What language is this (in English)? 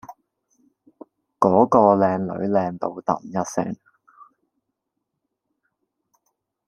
Cantonese